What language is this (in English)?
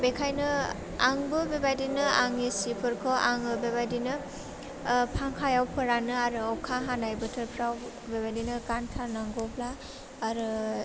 Bodo